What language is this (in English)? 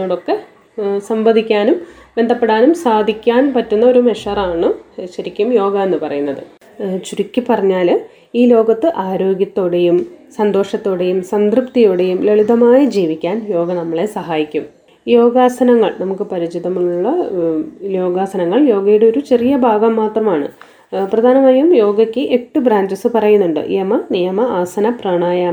Malayalam